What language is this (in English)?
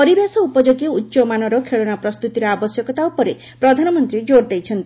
Odia